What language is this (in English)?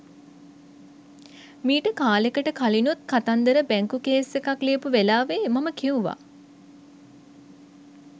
Sinhala